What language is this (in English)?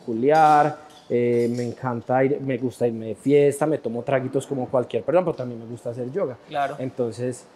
Spanish